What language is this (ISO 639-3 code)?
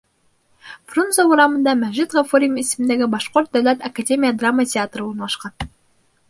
bak